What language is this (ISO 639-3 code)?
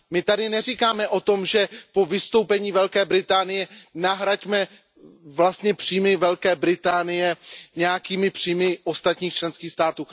ces